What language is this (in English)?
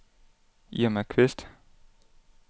Danish